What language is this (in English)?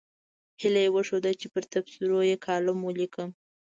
Pashto